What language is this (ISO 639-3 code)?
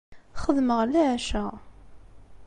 kab